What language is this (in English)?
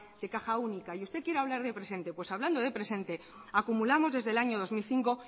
Spanish